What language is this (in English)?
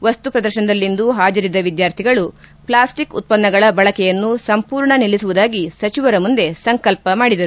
Kannada